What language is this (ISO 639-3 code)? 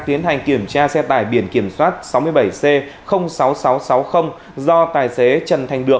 vie